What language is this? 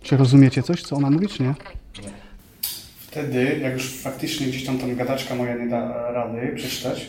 Polish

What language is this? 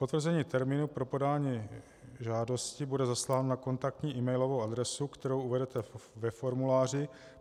Czech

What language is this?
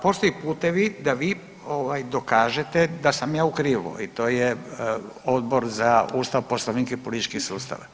Croatian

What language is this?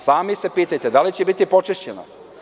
Serbian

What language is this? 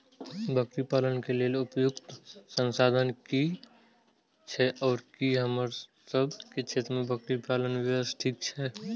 Maithili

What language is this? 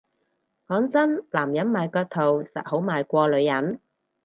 Cantonese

